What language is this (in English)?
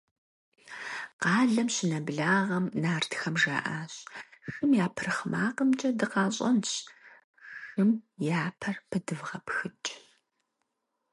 Kabardian